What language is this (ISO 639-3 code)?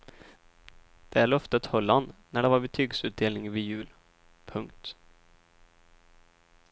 swe